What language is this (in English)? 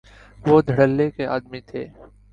Urdu